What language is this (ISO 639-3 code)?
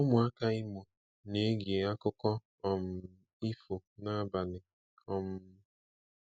ibo